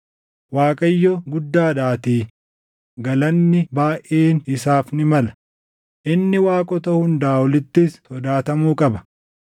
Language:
Oromo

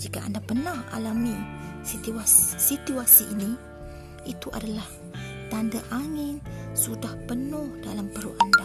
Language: Malay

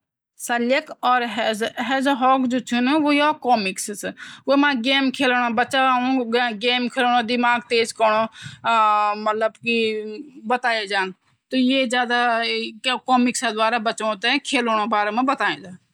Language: Garhwali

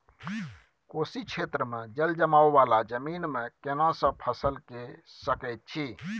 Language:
Maithili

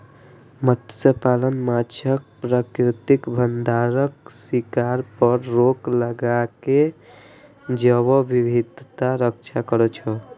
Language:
Maithili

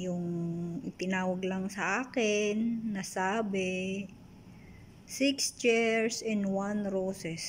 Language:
Filipino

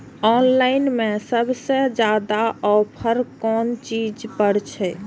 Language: Maithili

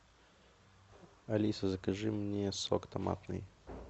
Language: Russian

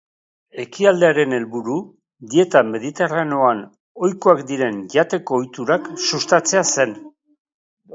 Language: Basque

